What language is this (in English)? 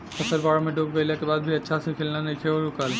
Bhojpuri